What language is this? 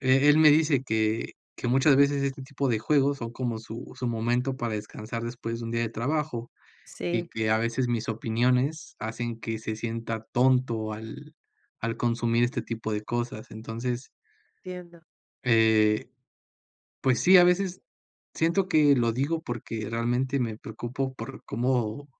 Spanish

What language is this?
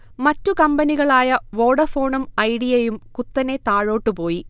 Malayalam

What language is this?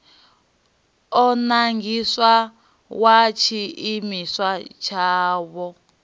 Venda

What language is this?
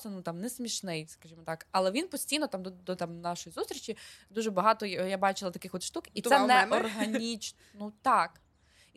Ukrainian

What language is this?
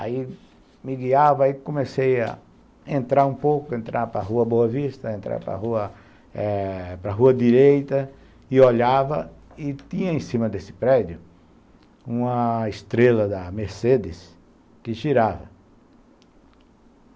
Portuguese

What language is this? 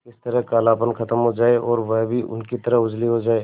Hindi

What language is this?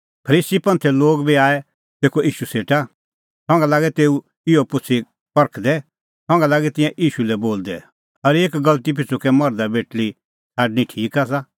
Kullu Pahari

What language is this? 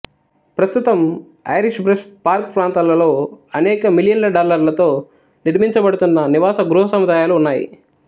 Telugu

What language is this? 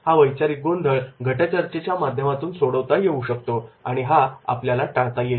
Marathi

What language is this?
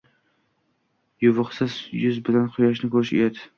Uzbek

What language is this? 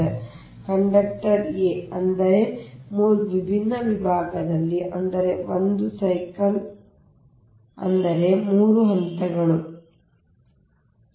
Kannada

